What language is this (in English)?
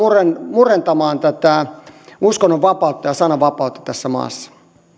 Finnish